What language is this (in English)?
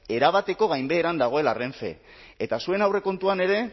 Basque